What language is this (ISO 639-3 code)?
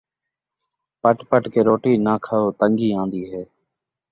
skr